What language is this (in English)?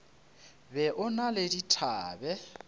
Northern Sotho